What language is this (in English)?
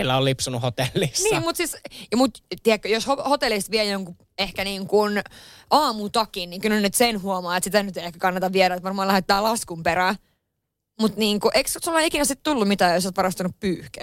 Finnish